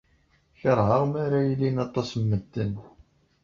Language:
Kabyle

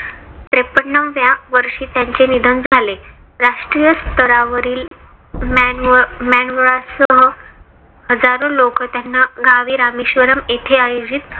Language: Marathi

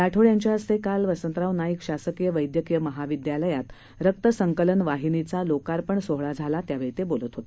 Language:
Marathi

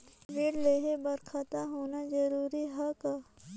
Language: Chhattisgarhi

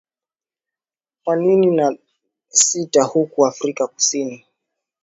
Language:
Swahili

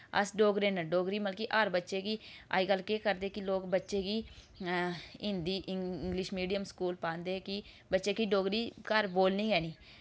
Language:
Dogri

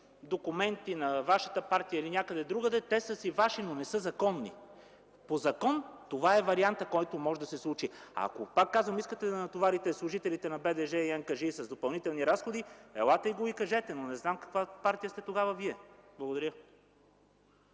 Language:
Bulgarian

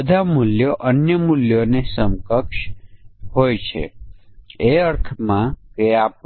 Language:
Gujarati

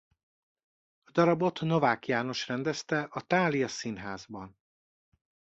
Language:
Hungarian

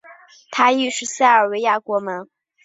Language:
Chinese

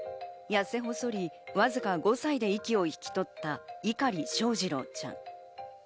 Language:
Japanese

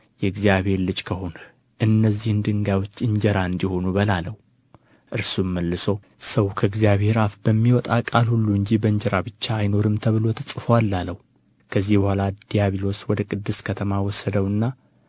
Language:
Amharic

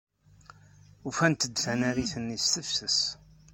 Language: Kabyle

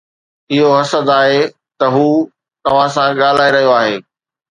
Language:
Sindhi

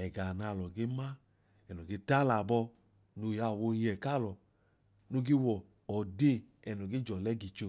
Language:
Idoma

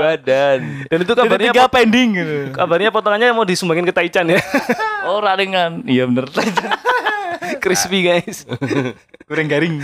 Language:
Indonesian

